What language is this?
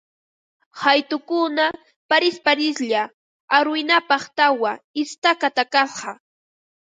Ambo-Pasco Quechua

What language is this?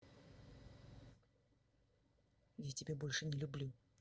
Russian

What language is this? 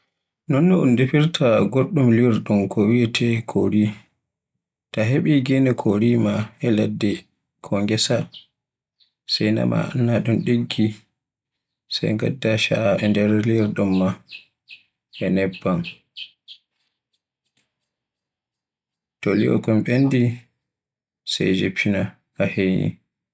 Borgu Fulfulde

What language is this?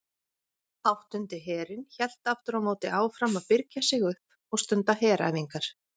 Icelandic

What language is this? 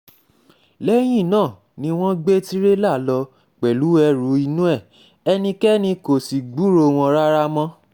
Yoruba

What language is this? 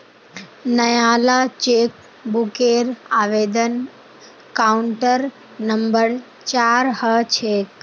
Magahi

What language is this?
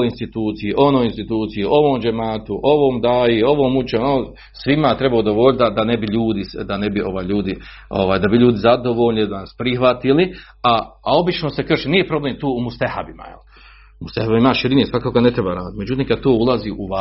Croatian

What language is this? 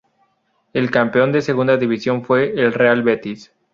Spanish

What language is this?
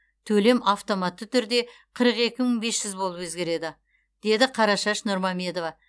Kazakh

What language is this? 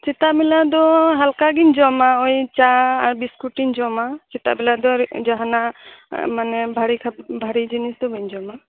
Santali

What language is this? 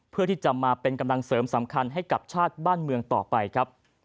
Thai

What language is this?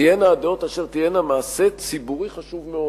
Hebrew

